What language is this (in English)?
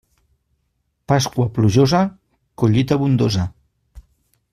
Catalan